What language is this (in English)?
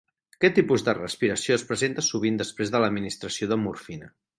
Catalan